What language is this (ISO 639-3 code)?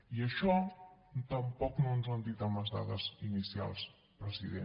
cat